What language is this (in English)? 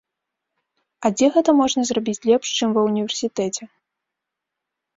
Belarusian